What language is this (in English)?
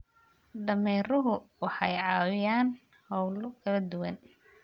Somali